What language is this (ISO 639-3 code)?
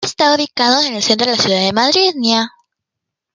spa